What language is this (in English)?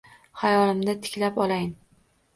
Uzbek